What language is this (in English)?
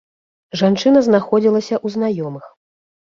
Belarusian